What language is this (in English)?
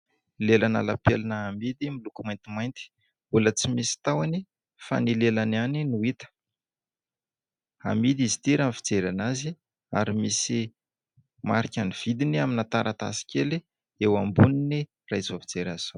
Malagasy